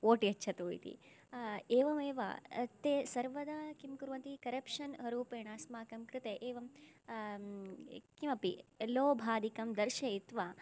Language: Sanskrit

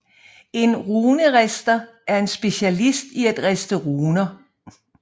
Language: Danish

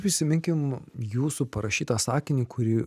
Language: Lithuanian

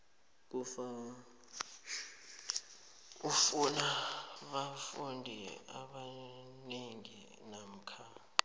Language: South Ndebele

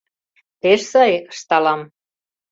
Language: Mari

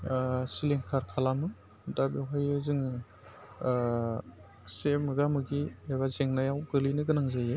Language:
Bodo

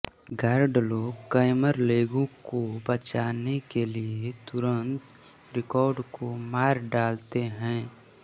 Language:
Hindi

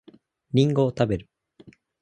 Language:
Japanese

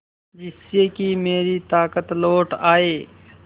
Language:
Hindi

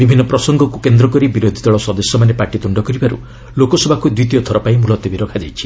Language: Odia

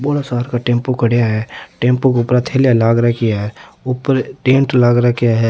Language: Rajasthani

